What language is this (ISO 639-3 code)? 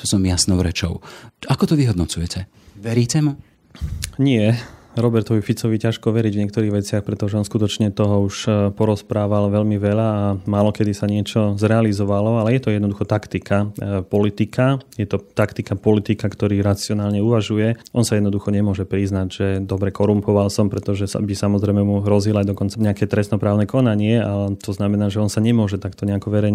slk